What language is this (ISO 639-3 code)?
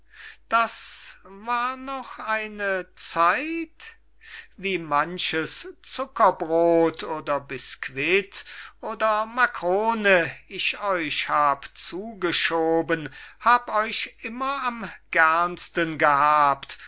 deu